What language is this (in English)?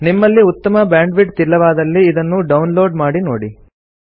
Kannada